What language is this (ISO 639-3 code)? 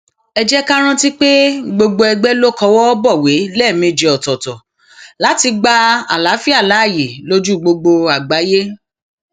yor